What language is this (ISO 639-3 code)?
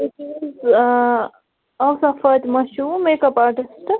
kas